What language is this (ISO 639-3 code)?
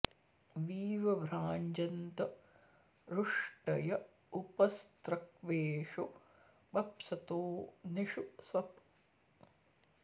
san